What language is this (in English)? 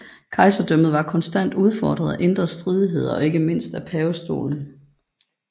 Danish